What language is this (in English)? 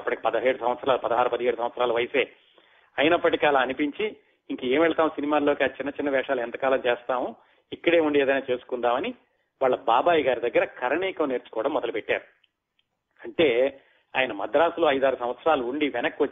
Telugu